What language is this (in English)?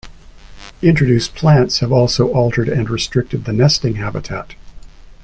English